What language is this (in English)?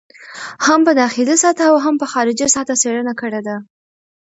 Pashto